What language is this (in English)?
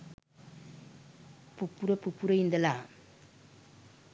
Sinhala